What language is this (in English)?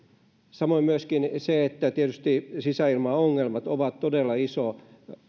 Finnish